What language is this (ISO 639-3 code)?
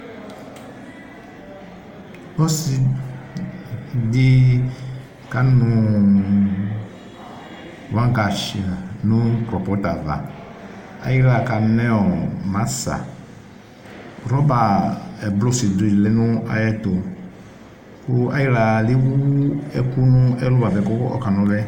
kpo